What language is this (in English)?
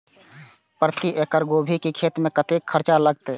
Maithili